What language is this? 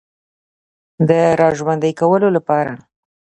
Pashto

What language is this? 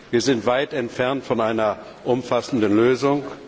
German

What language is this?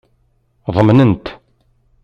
Kabyle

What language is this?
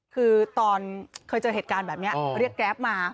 Thai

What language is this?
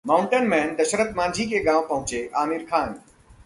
Hindi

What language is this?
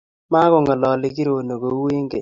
Kalenjin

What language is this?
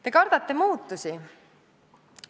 Estonian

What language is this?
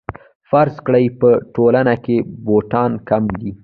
Pashto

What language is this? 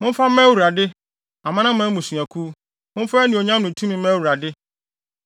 Akan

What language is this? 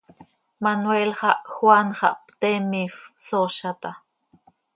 Seri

